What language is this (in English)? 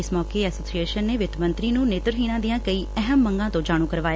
Punjabi